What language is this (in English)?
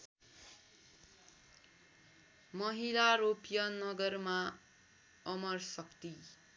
Nepali